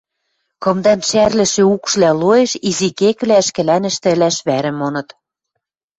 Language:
Western Mari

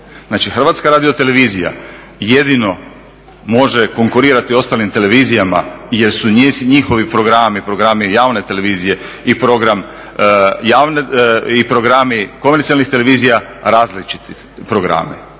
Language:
Croatian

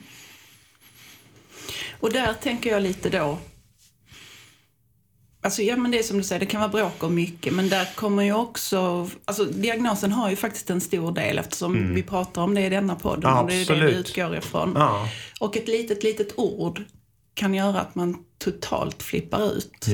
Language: Swedish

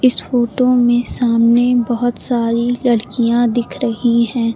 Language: Hindi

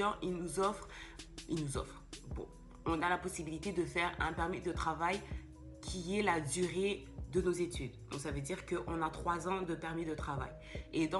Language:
French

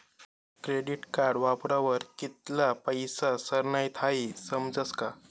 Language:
Marathi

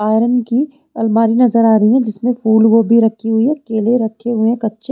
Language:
Hindi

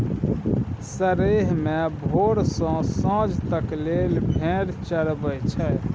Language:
Maithili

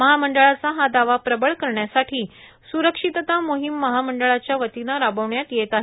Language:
Marathi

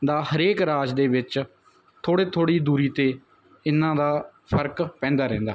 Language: Punjabi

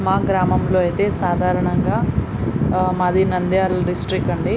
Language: Telugu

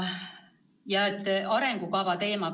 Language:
Estonian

